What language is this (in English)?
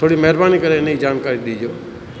Sindhi